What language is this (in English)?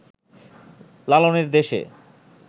Bangla